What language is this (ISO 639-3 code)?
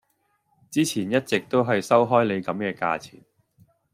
yue